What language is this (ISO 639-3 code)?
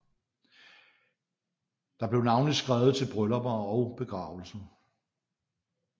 dan